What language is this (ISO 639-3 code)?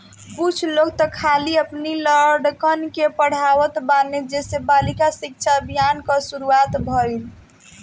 bho